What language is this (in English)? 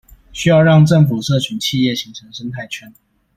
Chinese